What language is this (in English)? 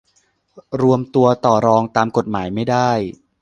Thai